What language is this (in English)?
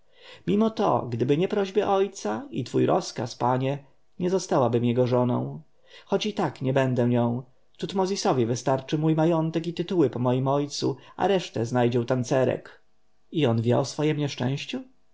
Polish